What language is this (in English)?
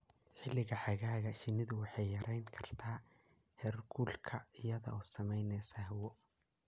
Somali